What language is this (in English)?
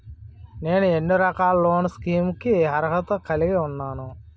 Telugu